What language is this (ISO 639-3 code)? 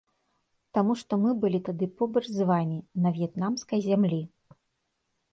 bel